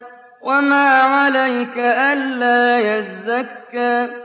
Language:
Arabic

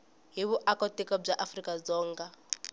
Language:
Tsonga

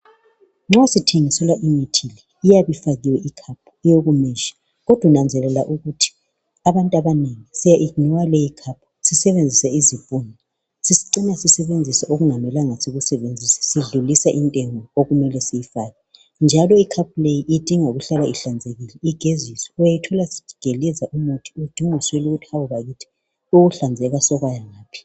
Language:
North Ndebele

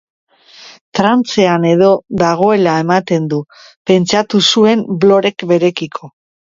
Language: Basque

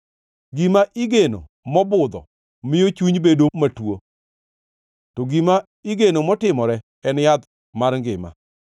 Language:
Luo (Kenya and Tanzania)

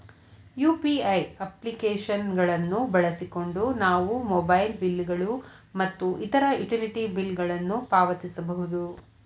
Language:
Kannada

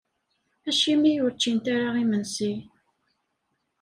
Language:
Kabyle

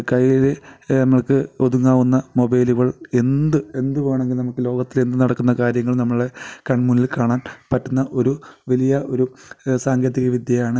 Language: Malayalam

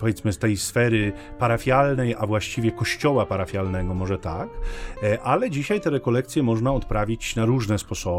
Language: Polish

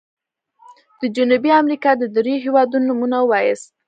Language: Pashto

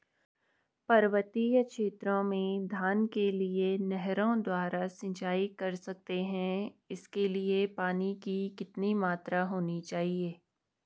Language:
Hindi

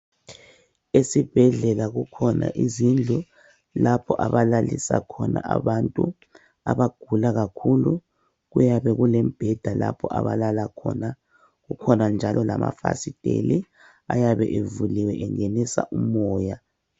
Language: North Ndebele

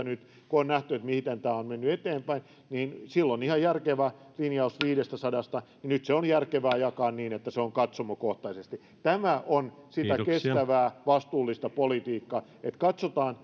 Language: Finnish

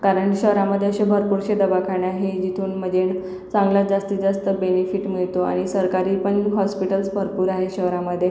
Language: Marathi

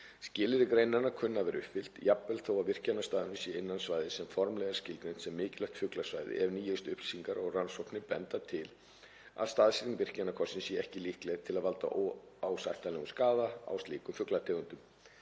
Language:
Icelandic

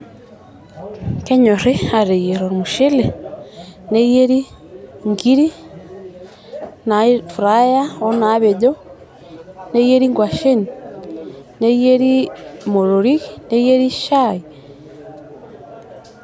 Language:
Masai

